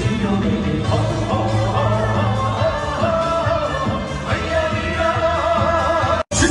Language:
Arabic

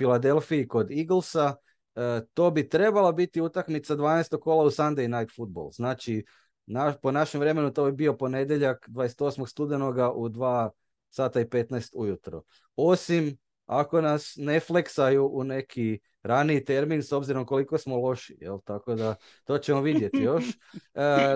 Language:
Croatian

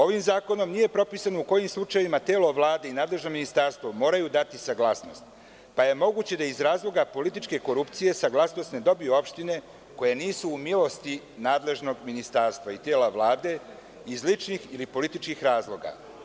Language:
Serbian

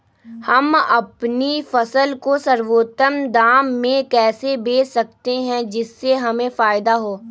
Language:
Magahi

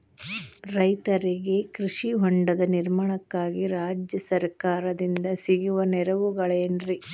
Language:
Kannada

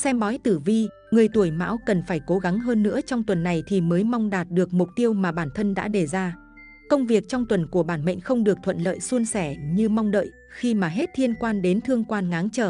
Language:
Vietnamese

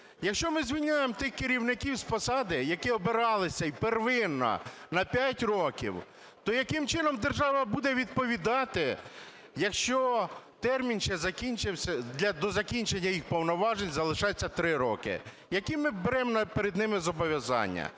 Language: Ukrainian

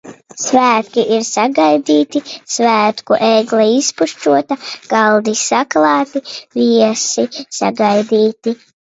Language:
Latvian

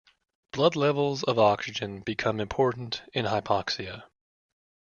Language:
English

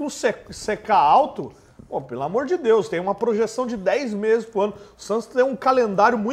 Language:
Portuguese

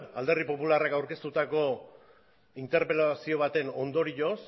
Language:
Basque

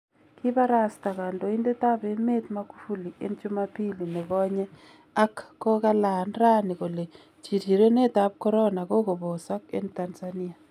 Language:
Kalenjin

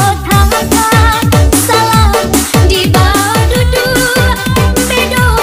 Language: Indonesian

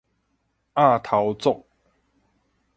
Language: Min Nan Chinese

